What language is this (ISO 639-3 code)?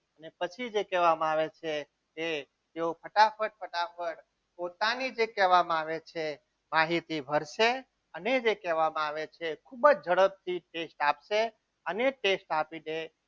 guj